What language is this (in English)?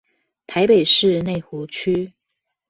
Chinese